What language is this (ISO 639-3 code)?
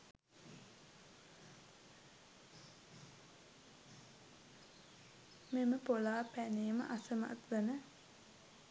sin